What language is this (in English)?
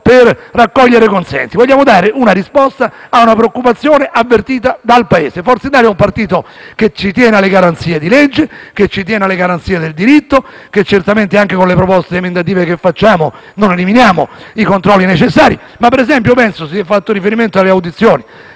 Italian